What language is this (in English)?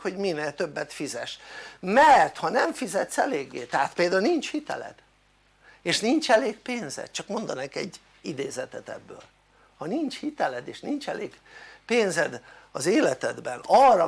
Hungarian